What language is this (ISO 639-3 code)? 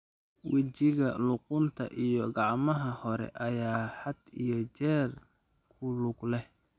som